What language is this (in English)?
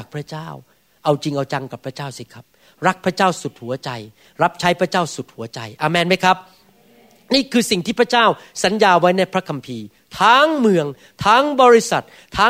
Thai